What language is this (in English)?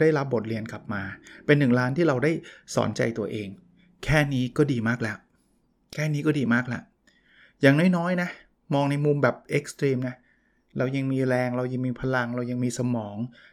Thai